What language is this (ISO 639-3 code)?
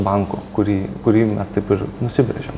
lit